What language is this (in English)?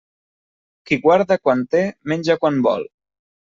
Catalan